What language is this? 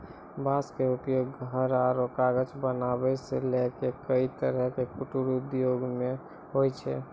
Maithili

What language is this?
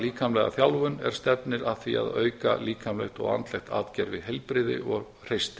Icelandic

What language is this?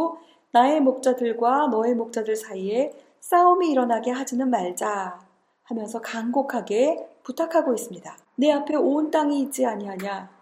Korean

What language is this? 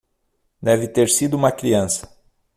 Portuguese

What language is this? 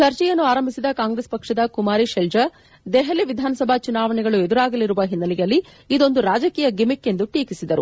Kannada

